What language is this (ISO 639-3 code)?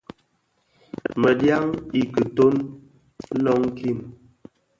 ksf